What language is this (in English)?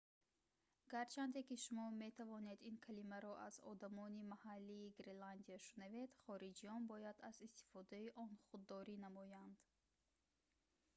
Tajik